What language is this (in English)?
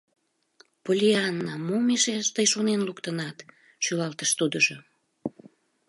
Mari